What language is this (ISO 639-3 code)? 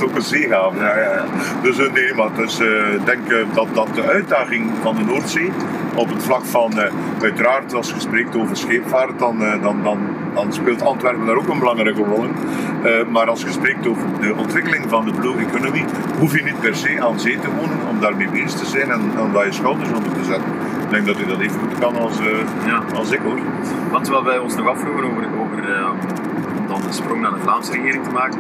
nld